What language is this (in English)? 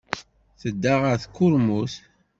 Kabyle